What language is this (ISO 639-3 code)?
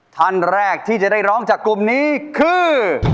tha